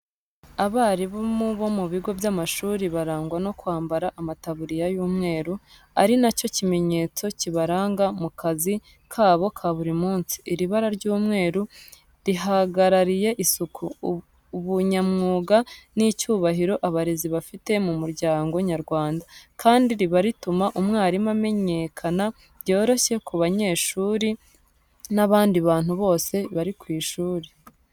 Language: Kinyarwanda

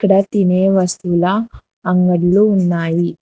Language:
Telugu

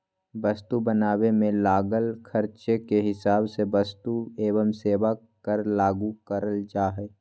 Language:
Magahi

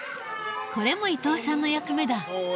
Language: Japanese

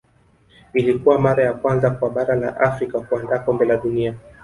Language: Swahili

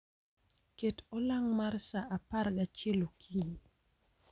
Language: Luo (Kenya and Tanzania)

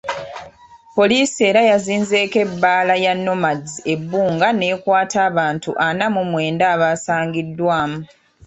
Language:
Ganda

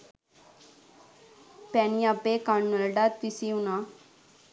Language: Sinhala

